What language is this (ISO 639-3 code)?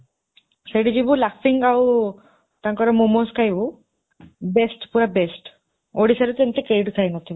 ori